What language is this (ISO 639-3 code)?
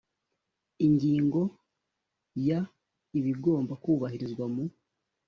kin